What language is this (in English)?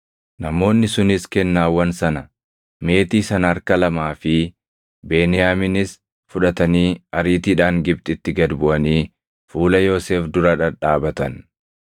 Oromo